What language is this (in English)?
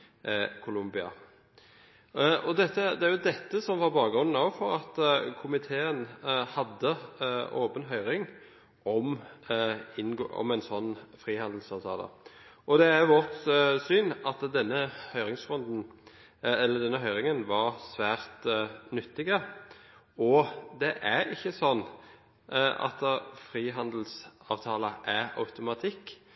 Norwegian Bokmål